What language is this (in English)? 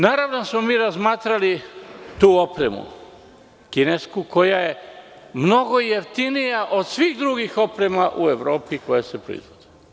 Serbian